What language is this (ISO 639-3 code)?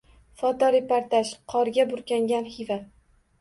uzb